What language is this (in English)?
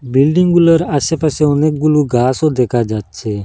Bangla